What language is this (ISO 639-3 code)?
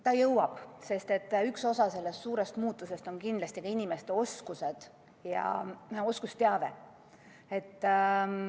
est